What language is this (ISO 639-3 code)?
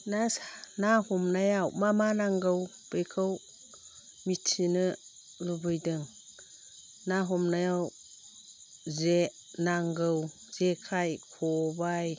brx